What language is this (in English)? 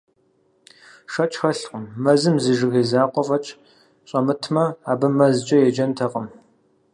Kabardian